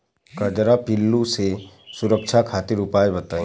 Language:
Bhojpuri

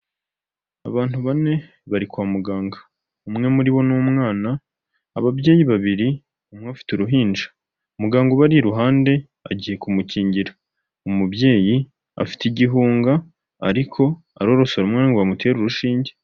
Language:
Kinyarwanda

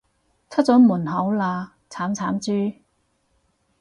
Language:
Cantonese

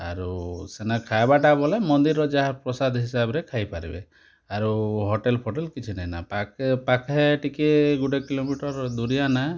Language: Odia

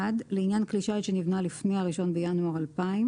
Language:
Hebrew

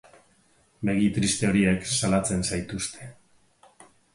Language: Basque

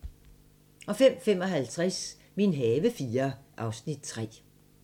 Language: Danish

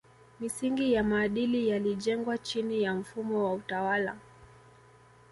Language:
Swahili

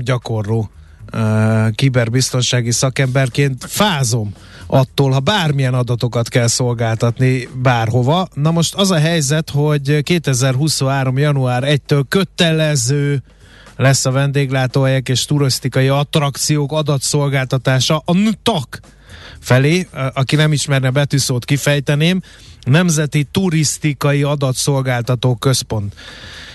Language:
Hungarian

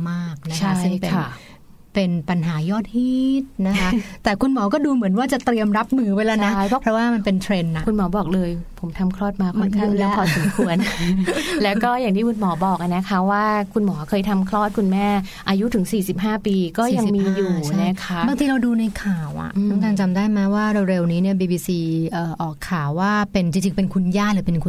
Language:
Thai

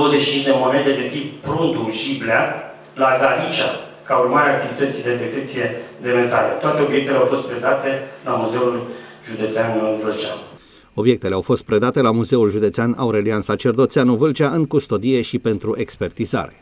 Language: Romanian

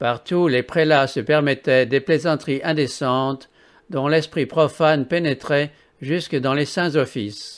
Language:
French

